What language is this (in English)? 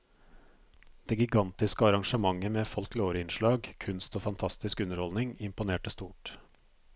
Norwegian